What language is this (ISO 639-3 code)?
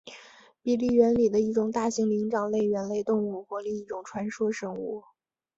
zho